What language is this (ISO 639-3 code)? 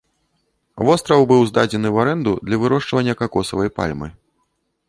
bel